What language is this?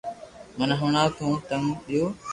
Loarki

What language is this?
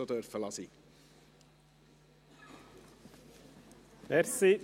Swiss German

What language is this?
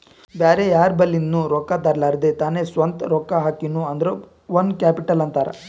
Kannada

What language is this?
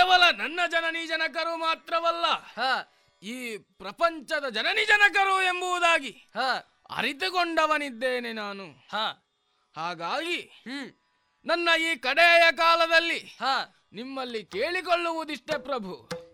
Kannada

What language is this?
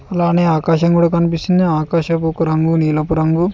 Telugu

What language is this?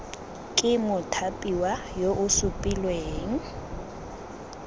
Tswana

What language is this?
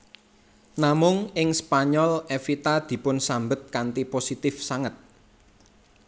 Javanese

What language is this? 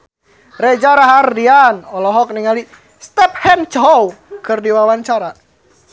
Sundanese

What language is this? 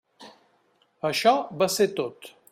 Catalan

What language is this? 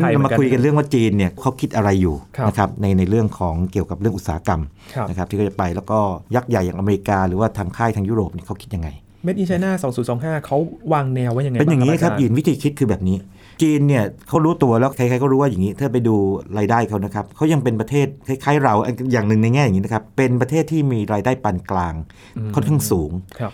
Thai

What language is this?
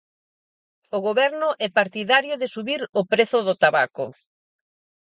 Galician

